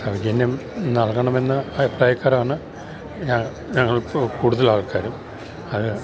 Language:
Malayalam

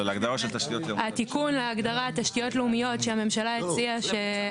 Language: Hebrew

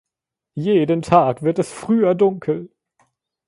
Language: German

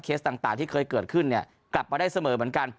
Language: Thai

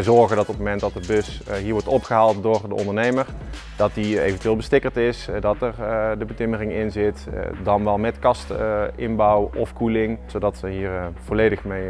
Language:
Dutch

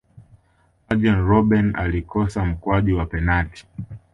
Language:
Swahili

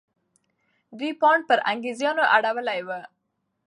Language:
Pashto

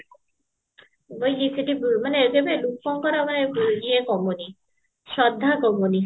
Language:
Odia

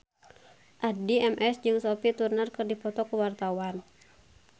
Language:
Sundanese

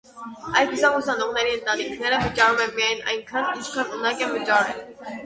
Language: Armenian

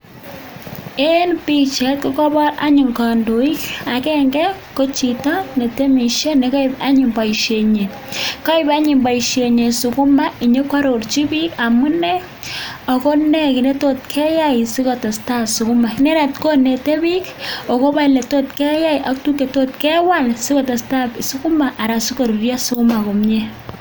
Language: Kalenjin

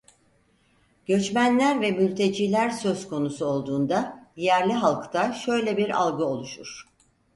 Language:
Turkish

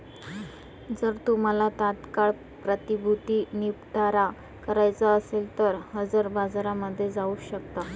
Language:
Marathi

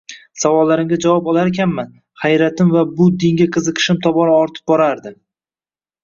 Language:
Uzbek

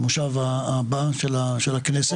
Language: Hebrew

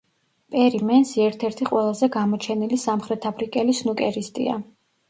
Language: Georgian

